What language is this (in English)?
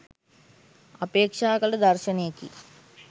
Sinhala